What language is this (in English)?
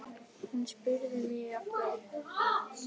Icelandic